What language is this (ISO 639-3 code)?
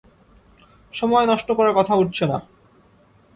ben